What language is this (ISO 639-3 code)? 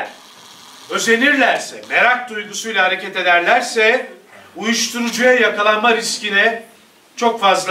tur